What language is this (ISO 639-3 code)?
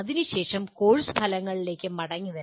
mal